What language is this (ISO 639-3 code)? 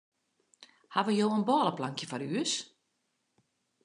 fry